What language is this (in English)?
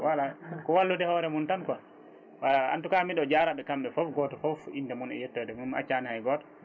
Fula